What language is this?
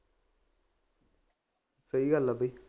Punjabi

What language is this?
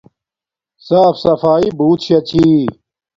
Domaaki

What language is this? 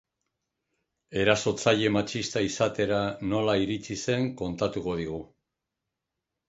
Basque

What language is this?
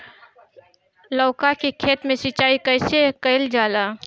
Bhojpuri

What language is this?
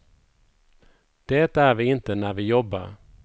Swedish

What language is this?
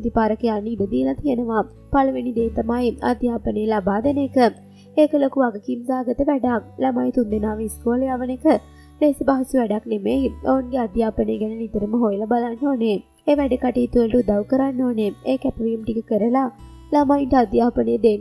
Hindi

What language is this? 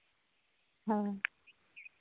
Santali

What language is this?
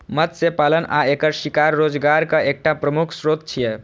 Maithili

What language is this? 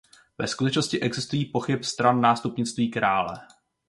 Czech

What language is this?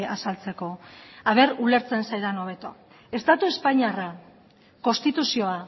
Basque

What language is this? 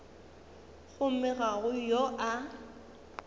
Northern Sotho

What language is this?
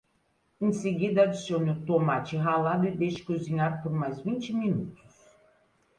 Portuguese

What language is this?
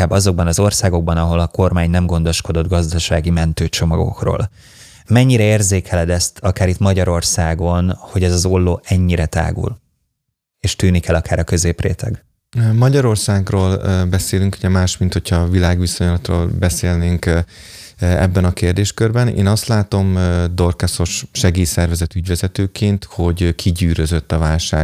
Hungarian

